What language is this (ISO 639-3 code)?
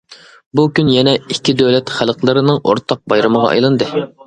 uig